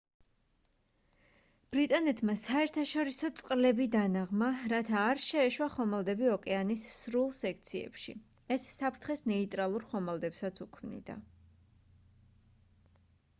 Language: Georgian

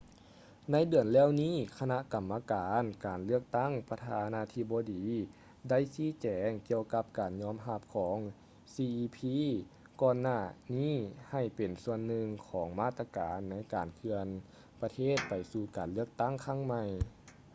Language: Lao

